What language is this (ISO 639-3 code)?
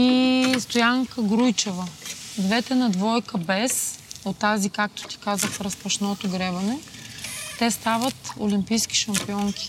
bul